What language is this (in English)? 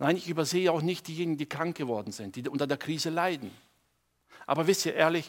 German